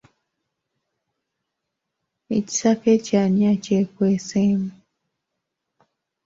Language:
Ganda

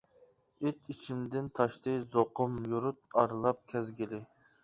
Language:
Uyghur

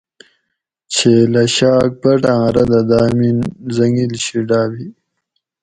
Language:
Gawri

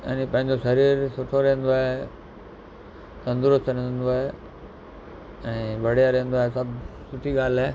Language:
Sindhi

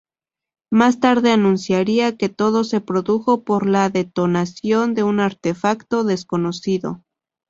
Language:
Spanish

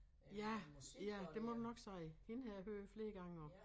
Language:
Danish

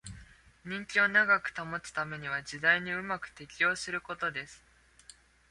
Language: Japanese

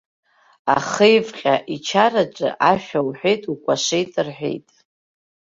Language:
Abkhazian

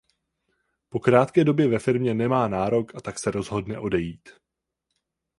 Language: Czech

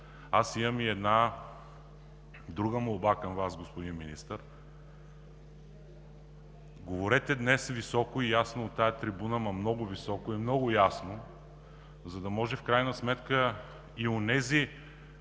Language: Bulgarian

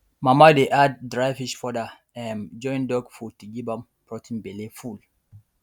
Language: Nigerian Pidgin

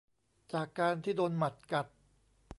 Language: Thai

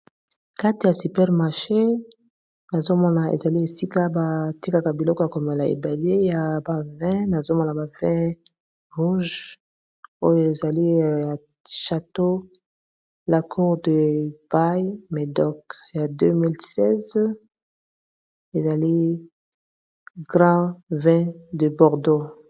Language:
Lingala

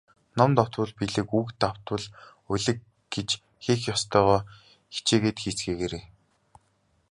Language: Mongolian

